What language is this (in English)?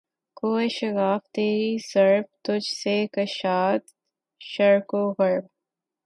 Urdu